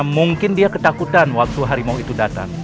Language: Indonesian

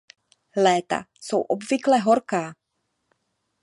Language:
Czech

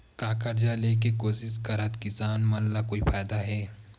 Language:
Chhattisgarhi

